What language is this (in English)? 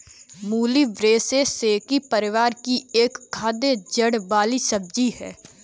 Hindi